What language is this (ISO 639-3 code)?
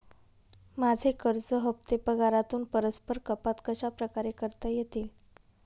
mar